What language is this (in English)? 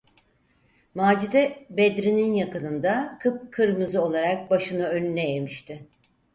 Turkish